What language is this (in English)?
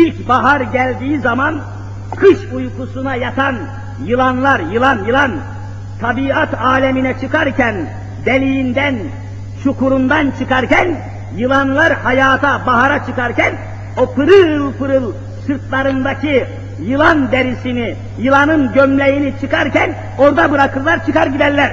Turkish